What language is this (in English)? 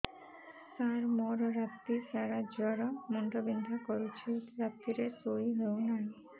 Odia